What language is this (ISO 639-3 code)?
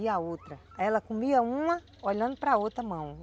por